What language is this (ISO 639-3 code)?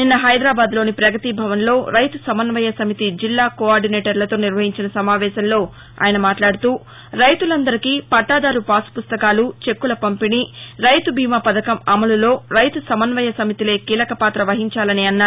tel